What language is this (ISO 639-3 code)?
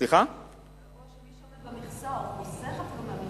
heb